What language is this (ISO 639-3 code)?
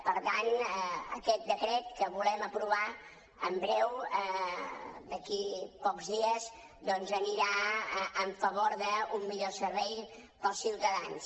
cat